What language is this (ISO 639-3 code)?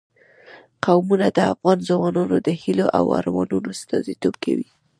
pus